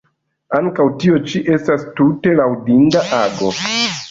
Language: Esperanto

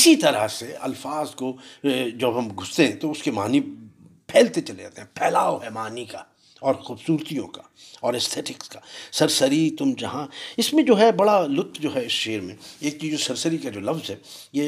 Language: Urdu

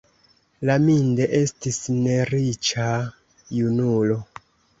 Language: Esperanto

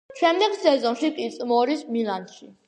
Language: Georgian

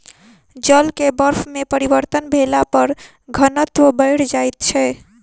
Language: Maithili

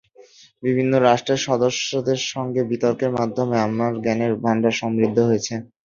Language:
Bangla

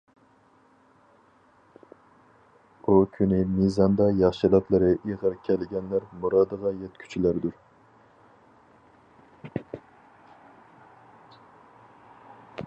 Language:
Uyghur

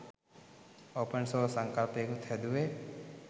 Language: Sinhala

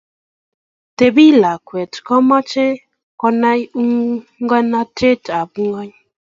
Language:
Kalenjin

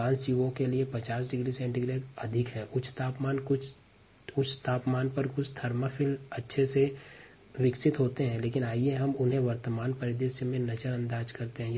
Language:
Hindi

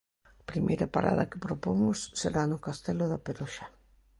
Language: Galician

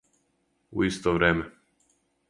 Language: Serbian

